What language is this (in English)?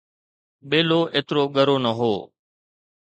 Sindhi